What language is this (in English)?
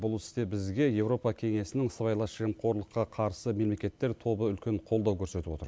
Kazakh